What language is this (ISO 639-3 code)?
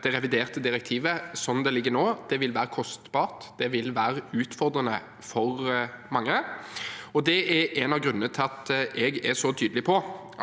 nor